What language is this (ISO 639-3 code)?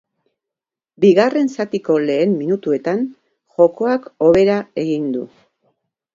eus